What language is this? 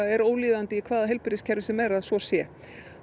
Icelandic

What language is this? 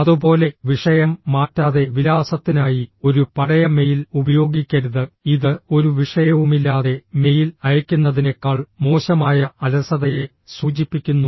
Malayalam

